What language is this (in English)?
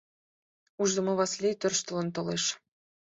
Mari